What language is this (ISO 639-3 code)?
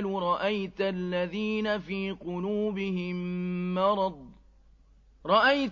ara